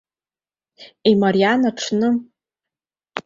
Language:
Abkhazian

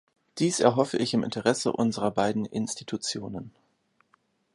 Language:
German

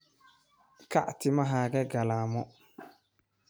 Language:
Somali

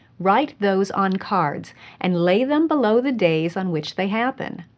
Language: English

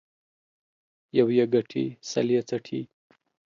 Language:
Pashto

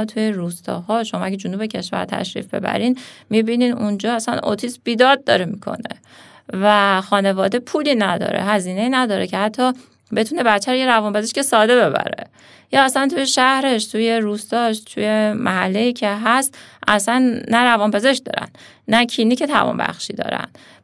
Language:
Persian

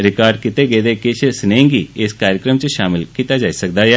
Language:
Dogri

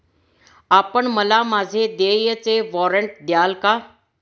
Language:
Marathi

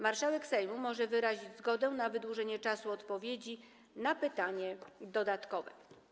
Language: Polish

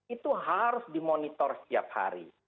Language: Indonesian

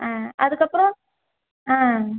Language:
Tamil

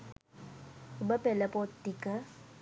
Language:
Sinhala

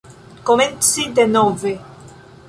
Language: Esperanto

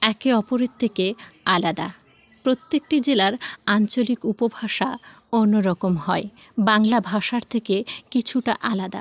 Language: Bangla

